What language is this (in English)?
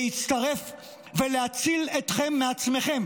Hebrew